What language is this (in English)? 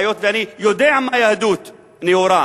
Hebrew